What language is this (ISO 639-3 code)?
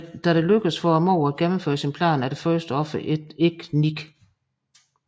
dan